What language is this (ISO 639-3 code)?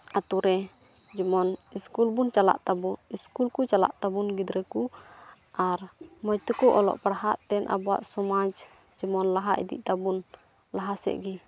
sat